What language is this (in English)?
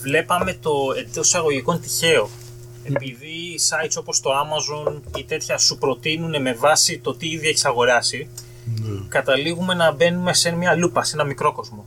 Greek